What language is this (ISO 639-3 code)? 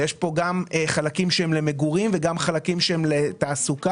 heb